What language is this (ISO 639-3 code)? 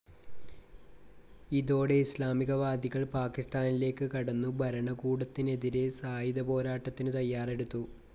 mal